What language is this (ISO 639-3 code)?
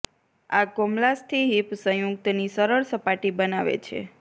guj